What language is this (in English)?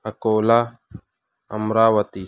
Urdu